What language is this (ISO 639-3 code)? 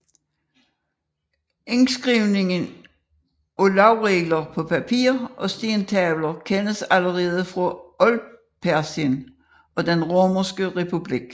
dan